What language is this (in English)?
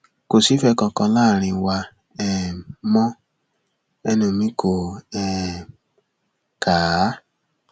Yoruba